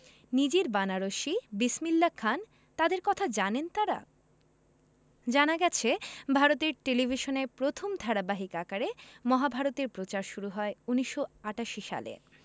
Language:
Bangla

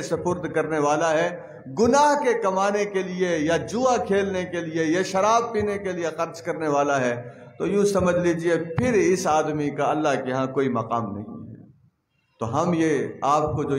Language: Hindi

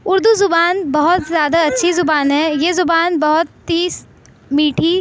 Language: Urdu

